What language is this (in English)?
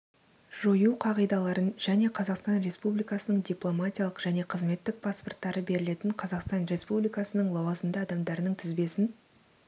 Kazakh